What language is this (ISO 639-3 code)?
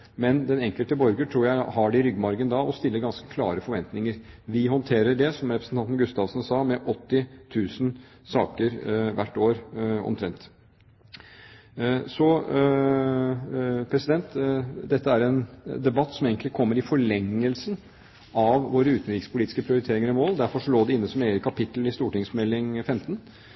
nob